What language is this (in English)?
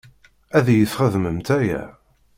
Kabyle